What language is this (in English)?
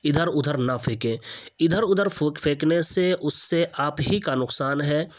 Urdu